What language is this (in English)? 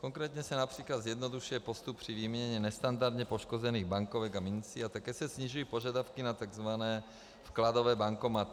Czech